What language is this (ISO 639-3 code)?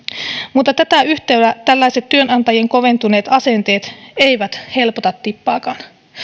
fin